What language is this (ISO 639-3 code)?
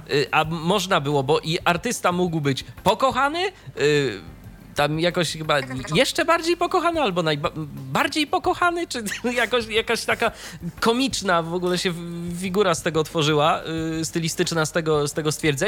pol